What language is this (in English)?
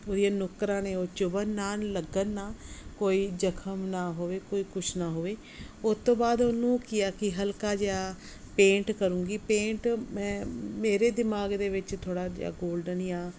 Punjabi